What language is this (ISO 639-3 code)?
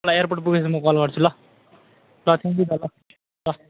nep